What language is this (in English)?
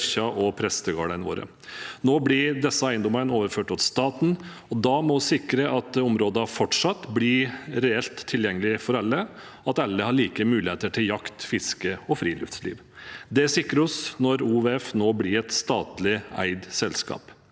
Norwegian